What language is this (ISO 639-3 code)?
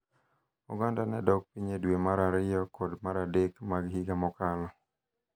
luo